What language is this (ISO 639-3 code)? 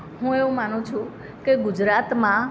guj